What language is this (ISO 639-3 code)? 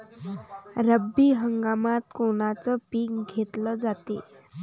mar